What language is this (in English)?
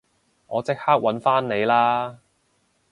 Cantonese